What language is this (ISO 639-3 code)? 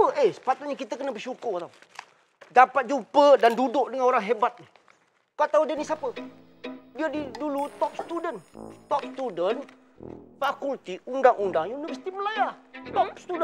msa